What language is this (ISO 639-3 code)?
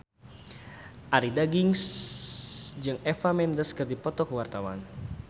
sun